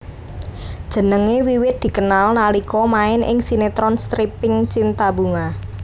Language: Javanese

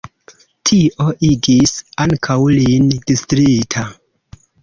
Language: Esperanto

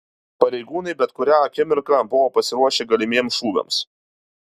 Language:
Lithuanian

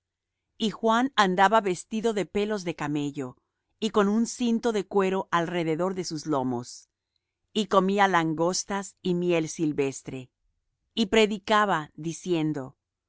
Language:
Spanish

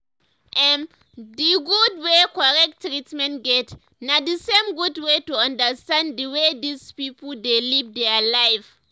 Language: Nigerian Pidgin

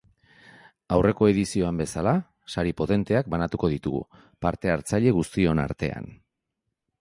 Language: Basque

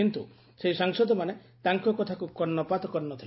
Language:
Odia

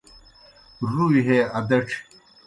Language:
Kohistani Shina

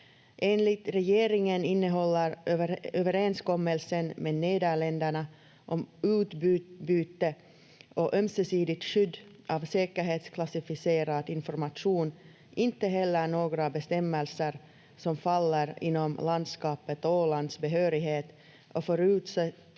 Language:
Finnish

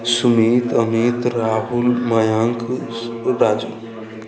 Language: Maithili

